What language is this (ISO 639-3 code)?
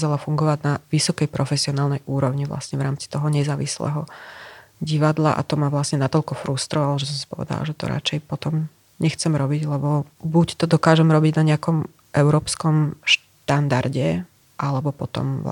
slk